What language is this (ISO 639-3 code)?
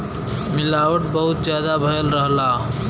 bho